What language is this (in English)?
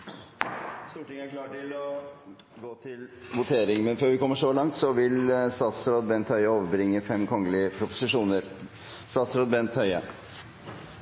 Norwegian Bokmål